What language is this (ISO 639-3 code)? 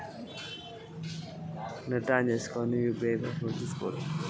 tel